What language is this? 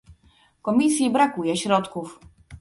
Polish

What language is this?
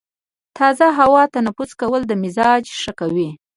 Pashto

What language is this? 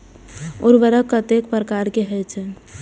Maithili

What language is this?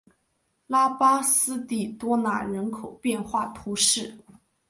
Chinese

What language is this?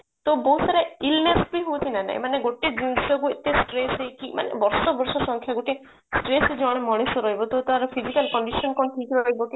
Odia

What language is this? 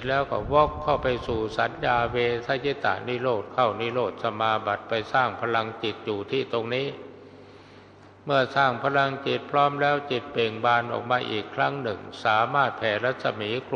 Thai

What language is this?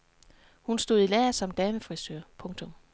Danish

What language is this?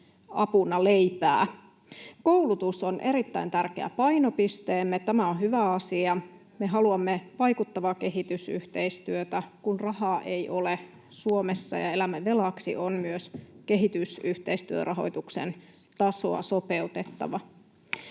Finnish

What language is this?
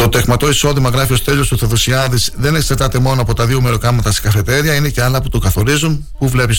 Greek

